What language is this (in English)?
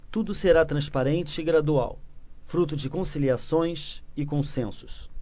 Portuguese